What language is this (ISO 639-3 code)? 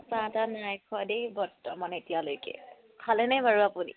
asm